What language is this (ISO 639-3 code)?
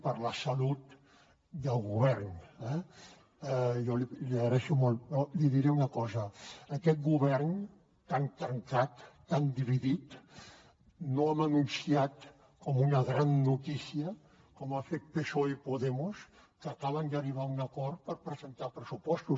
cat